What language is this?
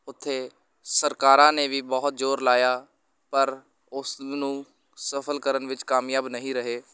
Punjabi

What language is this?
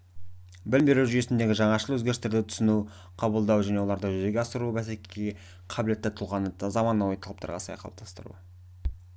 Kazakh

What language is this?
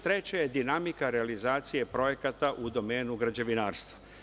Serbian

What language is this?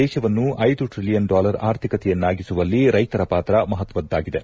Kannada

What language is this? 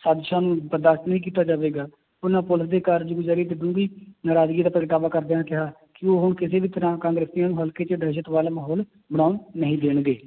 Punjabi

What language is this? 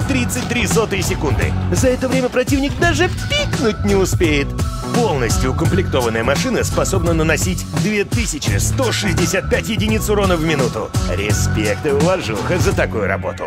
Russian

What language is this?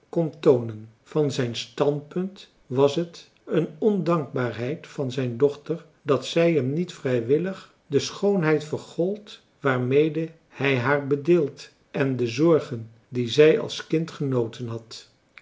Dutch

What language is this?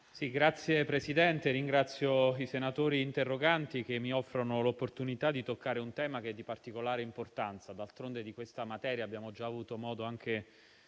Italian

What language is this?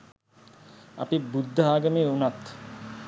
Sinhala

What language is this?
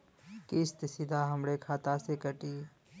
Bhojpuri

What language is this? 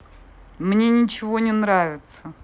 Russian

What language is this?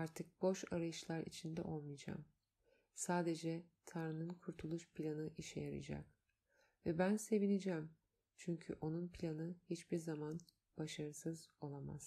Turkish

